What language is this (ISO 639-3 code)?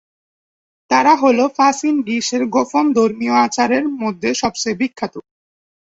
ben